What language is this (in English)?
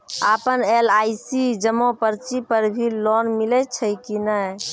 Maithili